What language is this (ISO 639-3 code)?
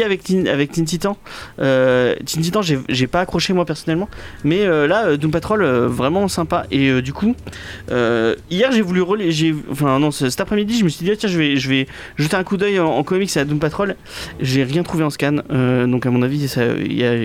fra